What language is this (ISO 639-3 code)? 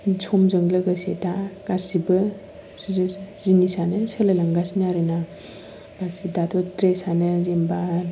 brx